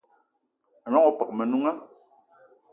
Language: Eton (Cameroon)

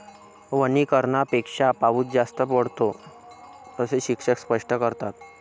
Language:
Marathi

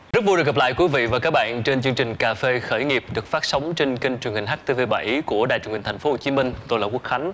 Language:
Vietnamese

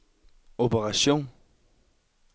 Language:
Danish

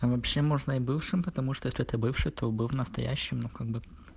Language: Russian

